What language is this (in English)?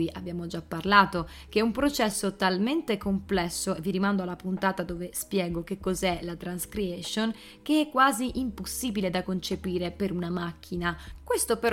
Italian